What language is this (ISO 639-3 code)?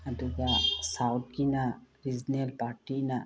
mni